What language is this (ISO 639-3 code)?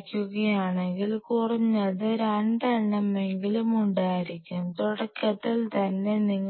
mal